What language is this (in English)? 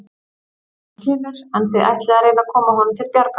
Icelandic